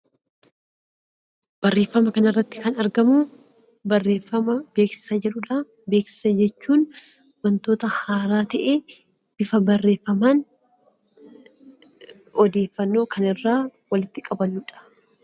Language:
Oromo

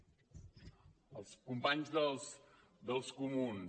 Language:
Catalan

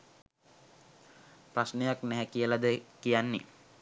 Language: Sinhala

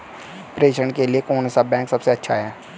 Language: Hindi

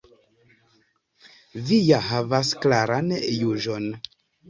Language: Esperanto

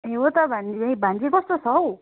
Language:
Nepali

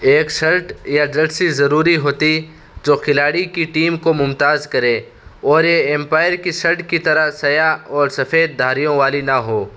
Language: Urdu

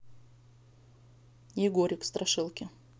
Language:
Russian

